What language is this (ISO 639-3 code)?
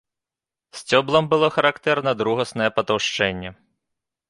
bel